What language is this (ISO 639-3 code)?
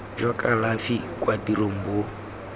tsn